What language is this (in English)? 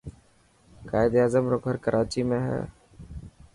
Dhatki